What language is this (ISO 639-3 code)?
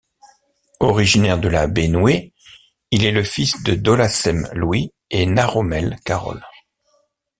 fra